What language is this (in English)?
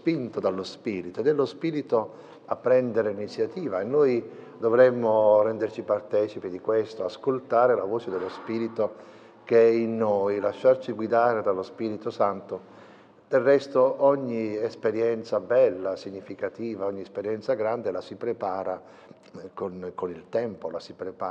Italian